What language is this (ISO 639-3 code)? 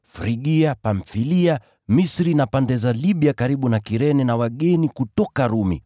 swa